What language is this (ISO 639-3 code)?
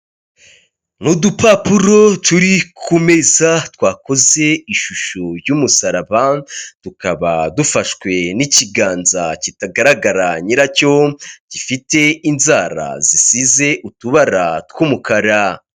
kin